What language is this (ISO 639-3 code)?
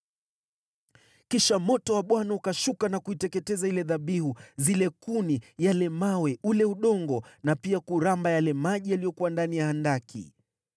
swa